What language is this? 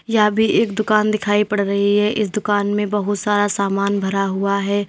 Hindi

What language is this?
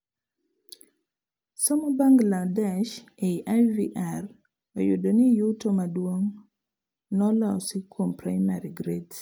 Luo (Kenya and Tanzania)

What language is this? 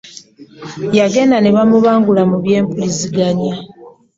Ganda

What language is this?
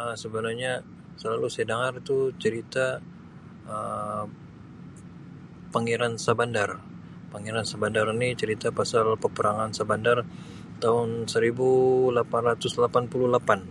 Sabah Malay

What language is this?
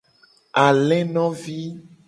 Gen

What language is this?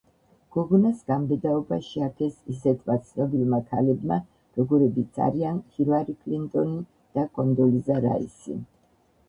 Georgian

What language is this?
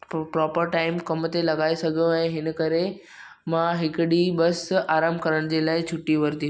Sindhi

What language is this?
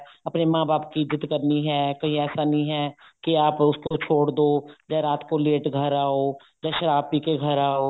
Punjabi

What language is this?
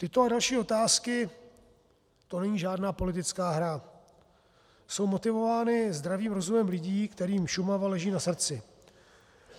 Czech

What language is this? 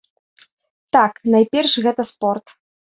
Belarusian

